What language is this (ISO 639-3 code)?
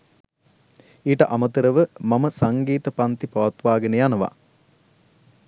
sin